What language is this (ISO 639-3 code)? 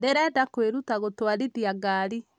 kik